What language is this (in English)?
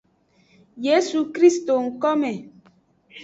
Aja (Benin)